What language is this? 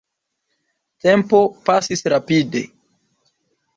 Esperanto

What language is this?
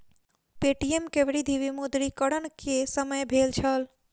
Maithili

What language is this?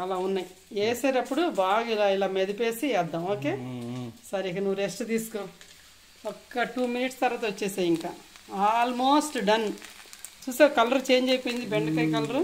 Telugu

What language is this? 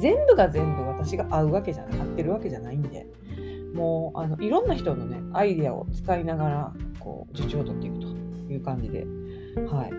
Japanese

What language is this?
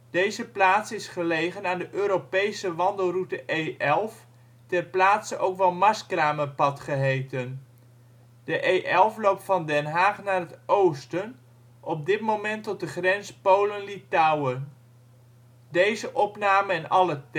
Dutch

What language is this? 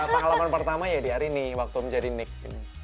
Indonesian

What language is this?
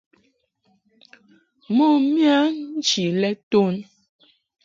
Mungaka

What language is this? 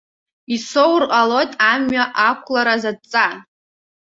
Abkhazian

